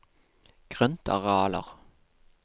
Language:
Norwegian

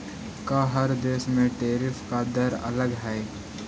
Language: Magahi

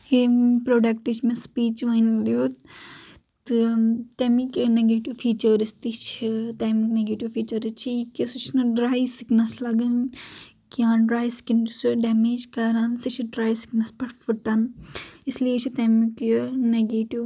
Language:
Kashmiri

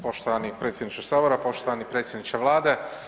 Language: Croatian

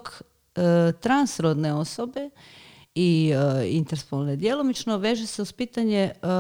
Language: Croatian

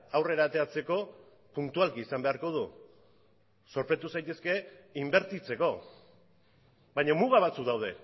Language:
Basque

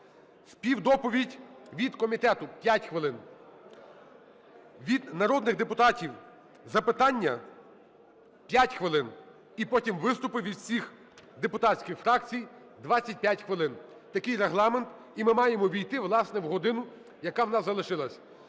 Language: Ukrainian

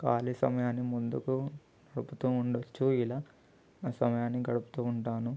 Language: Telugu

